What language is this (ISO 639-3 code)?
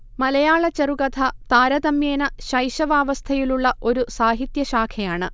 mal